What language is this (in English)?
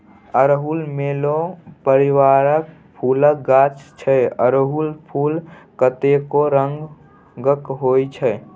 Maithili